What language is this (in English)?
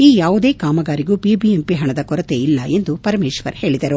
Kannada